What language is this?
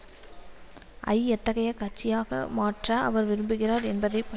Tamil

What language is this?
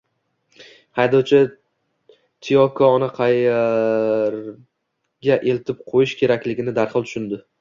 Uzbek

